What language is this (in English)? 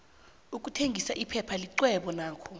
South Ndebele